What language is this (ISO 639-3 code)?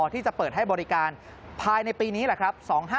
tha